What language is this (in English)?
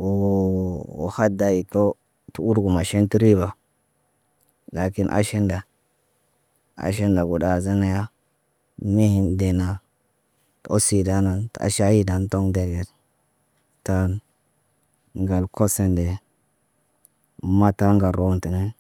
Naba